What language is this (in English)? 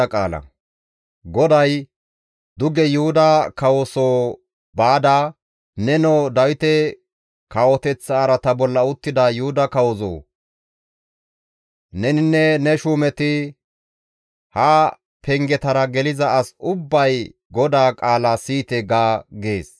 Gamo